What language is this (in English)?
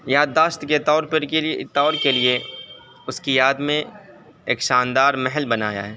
Urdu